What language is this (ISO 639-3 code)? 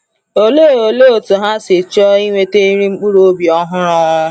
ibo